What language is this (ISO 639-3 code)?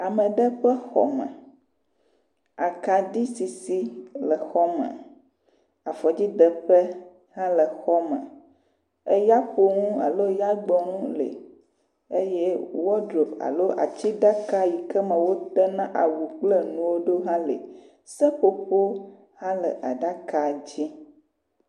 ewe